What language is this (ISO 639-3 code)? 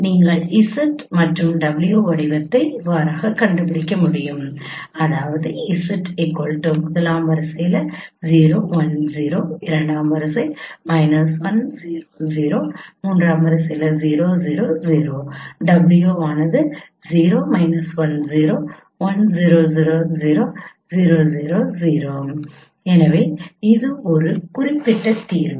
tam